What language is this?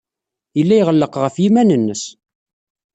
Kabyle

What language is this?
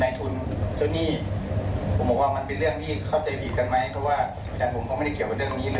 Thai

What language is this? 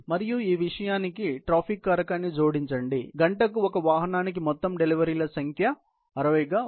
Telugu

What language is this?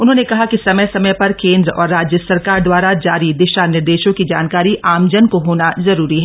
Hindi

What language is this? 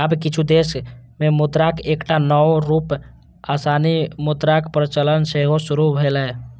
Maithili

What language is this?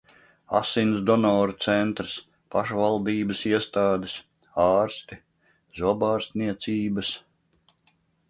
Latvian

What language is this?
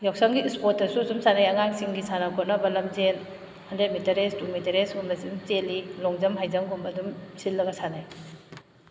Manipuri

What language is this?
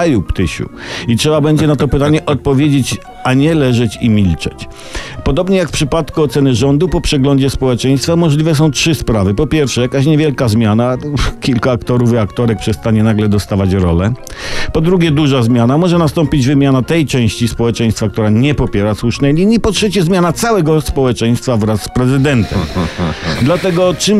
Polish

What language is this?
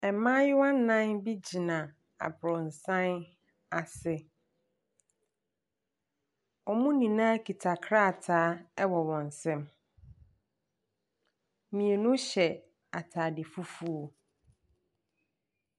Akan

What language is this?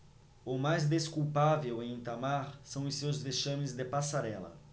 Portuguese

